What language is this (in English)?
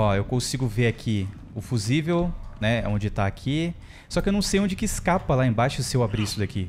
Portuguese